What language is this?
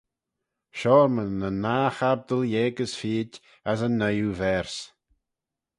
Manx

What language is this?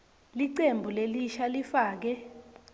Swati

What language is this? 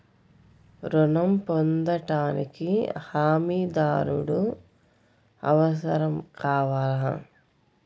Telugu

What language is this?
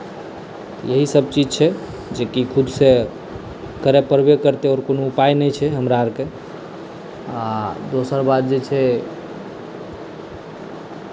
Maithili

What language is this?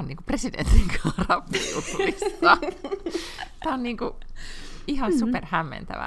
Finnish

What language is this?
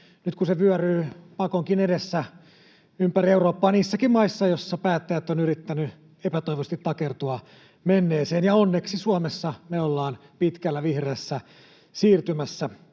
Finnish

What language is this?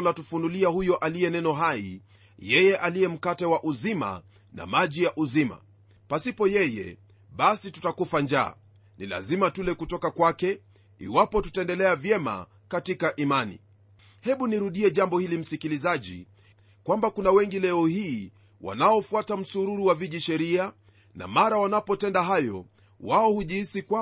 Swahili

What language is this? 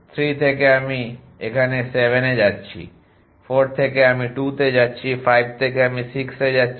Bangla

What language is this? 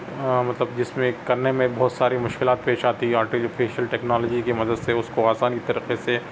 Urdu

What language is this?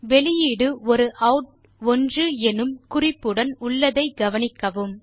Tamil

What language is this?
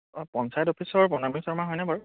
Assamese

